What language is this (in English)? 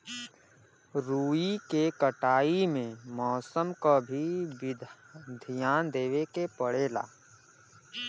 Bhojpuri